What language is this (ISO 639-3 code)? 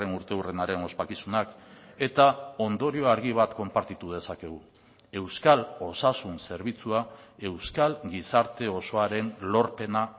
eus